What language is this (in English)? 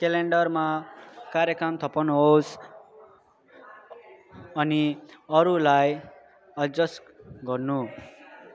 Nepali